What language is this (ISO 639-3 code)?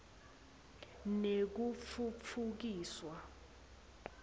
ssw